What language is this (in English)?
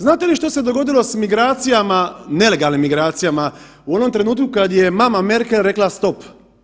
Croatian